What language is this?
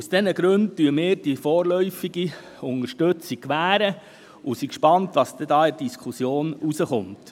Swiss German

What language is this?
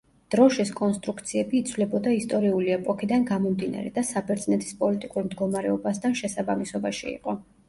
Georgian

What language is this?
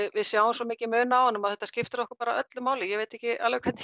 Icelandic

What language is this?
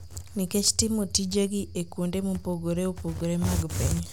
Luo (Kenya and Tanzania)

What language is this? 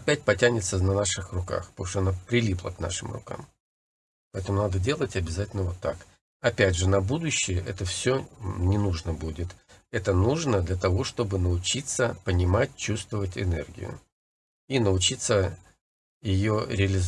Russian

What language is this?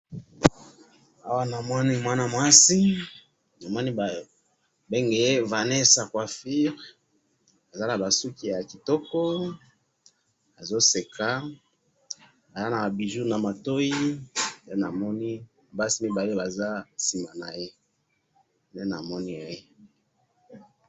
Lingala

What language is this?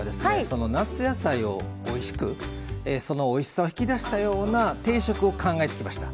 Japanese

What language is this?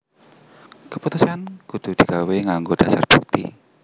Javanese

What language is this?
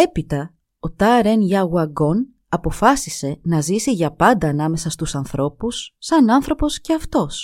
Greek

